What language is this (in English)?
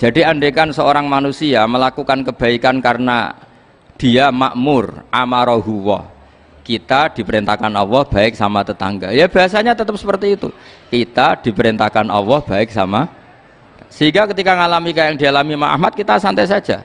Indonesian